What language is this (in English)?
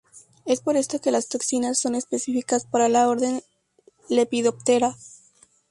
Spanish